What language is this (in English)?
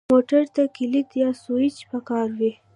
Pashto